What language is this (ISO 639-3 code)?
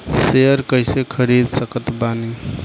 bho